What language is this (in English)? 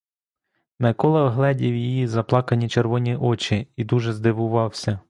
Ukrainian